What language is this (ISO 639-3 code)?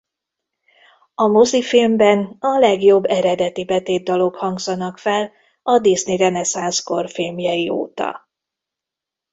hun